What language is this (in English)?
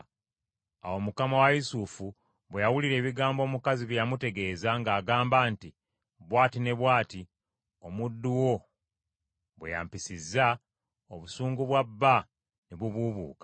Ganda